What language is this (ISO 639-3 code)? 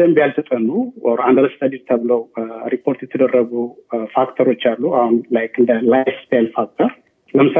amh